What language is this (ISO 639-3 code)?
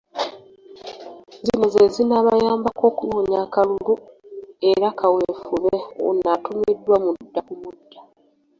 lug